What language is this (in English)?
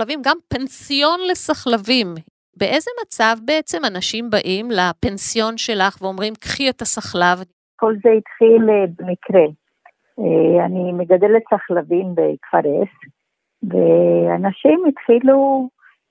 Hebrew